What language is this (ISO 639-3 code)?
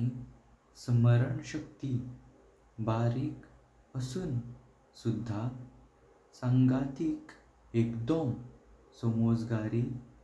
kok